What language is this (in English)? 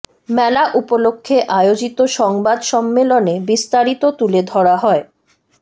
Bangla